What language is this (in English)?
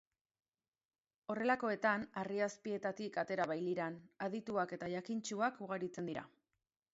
Basque